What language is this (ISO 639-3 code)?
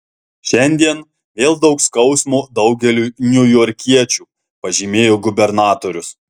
lit